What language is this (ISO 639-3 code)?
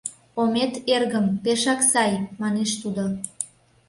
chm